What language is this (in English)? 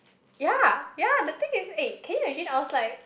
English